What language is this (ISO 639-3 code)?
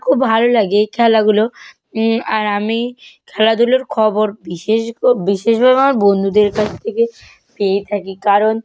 ben